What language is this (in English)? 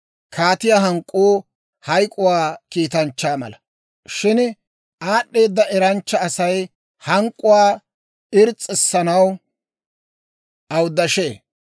Dawro